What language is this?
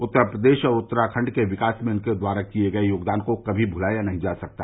Hindi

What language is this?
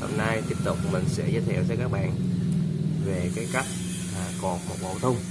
Vietnamese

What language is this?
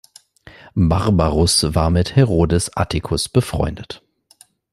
German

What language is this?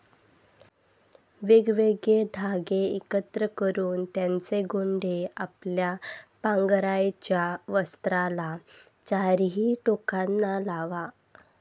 Marathi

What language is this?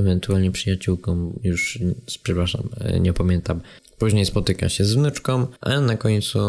Polish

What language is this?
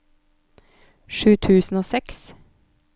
Norwegian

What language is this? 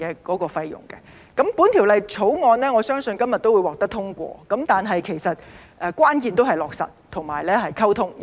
Cantonese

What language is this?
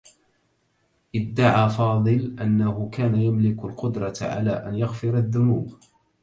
Arabic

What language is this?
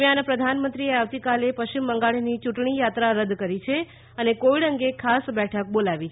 Gujarati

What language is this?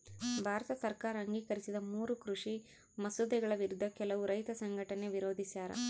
Kannada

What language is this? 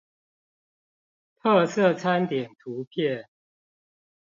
Chinese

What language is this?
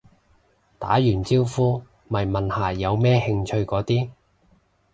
Cantonese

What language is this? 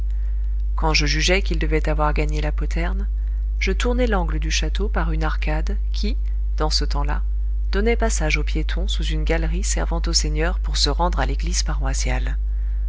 French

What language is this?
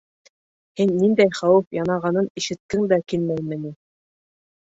Bashkir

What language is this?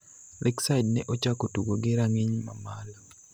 Luo (Kenya and Tanzania)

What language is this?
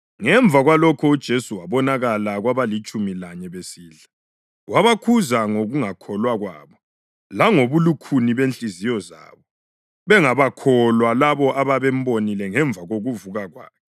North Ndebele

